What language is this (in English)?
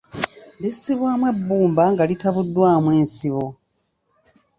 Ganda